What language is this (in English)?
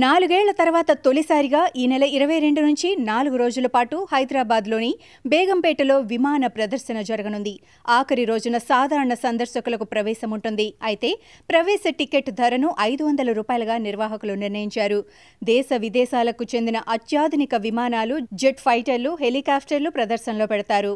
Telugu